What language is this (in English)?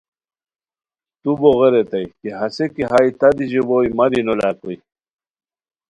Khowar